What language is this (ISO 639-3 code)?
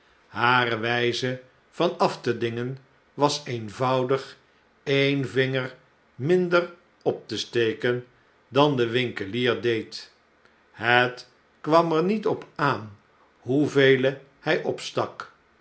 nld